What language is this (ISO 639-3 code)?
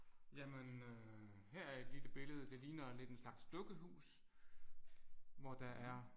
dan